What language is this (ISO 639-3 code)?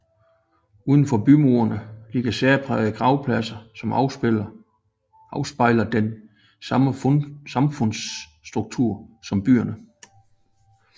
dan